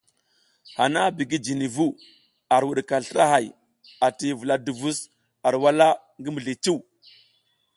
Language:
South Giziga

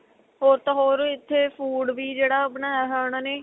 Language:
Punjabi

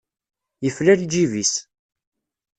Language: Kabyle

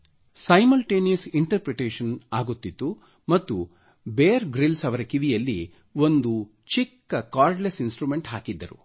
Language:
Kannada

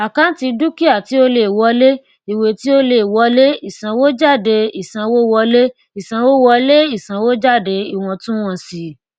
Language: Yoruba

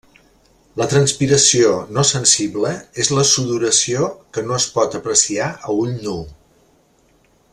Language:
Catalan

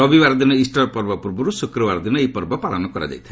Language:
Odia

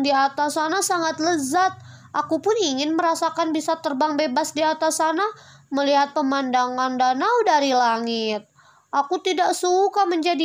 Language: Indonesian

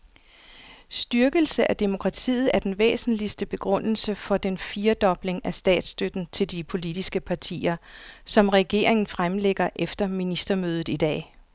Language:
Danish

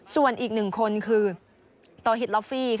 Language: Thai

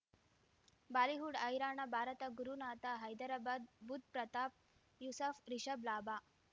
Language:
Kannada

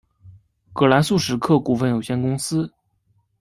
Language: Chinese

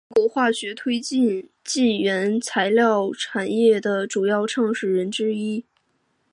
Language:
Chinese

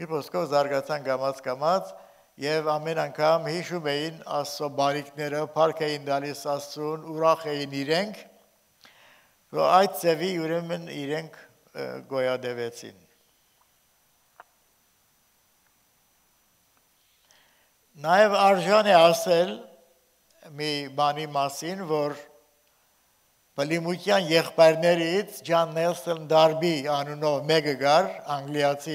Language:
Turkish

